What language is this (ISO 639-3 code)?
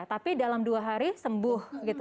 ind